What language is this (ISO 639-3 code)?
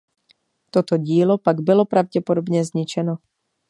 ces